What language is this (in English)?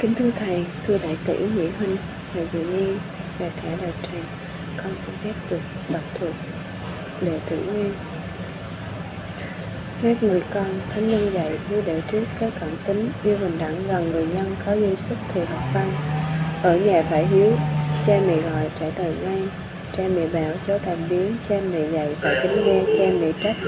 Vietnamese